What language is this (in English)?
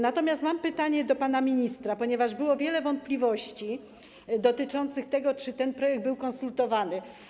Polish